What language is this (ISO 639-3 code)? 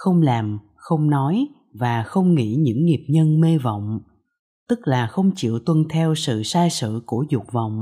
vie